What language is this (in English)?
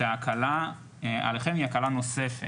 Hebrew